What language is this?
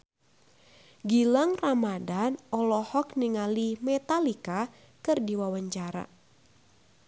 Sundanese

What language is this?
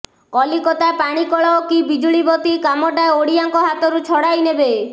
Odia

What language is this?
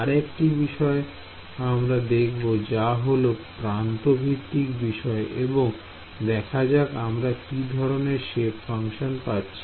Bangla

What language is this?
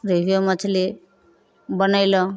Maithili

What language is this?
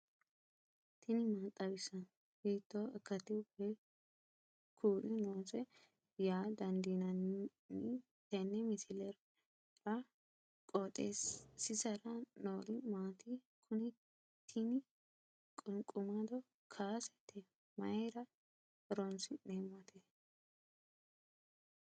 Sidamo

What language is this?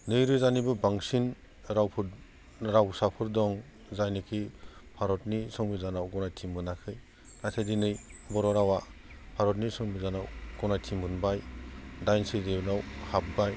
Bodo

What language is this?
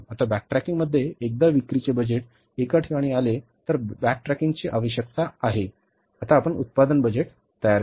Marathi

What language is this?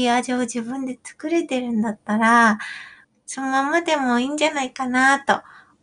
Japanese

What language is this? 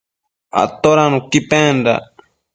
Matsés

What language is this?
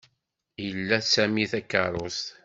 Kabyle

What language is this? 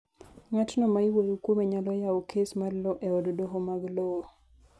Luo (Kenya and Tanzania)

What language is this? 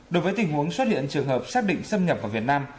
Vietnamese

